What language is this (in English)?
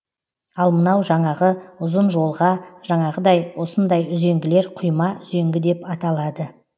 Kazakh